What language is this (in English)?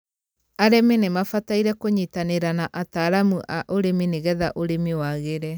Kikuyu